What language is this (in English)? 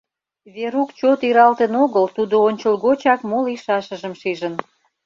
Mari